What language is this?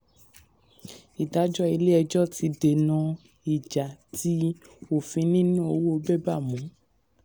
Yoruba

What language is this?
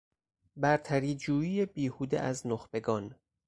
Persian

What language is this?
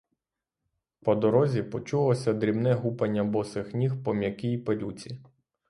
Ukrainian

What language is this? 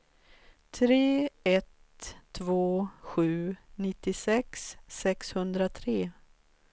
Swedish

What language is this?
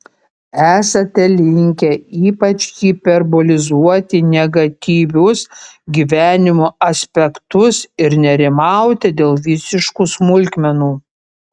Lithuanian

